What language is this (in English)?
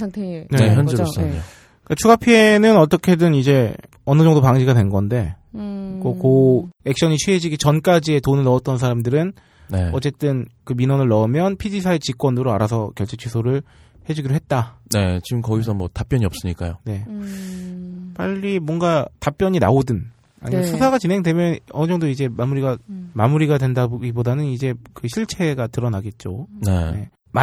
Korean